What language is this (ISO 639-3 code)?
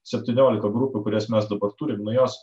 lit